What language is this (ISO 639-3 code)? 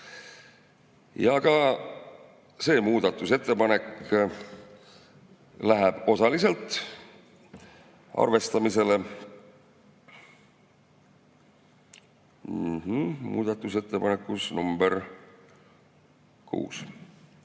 est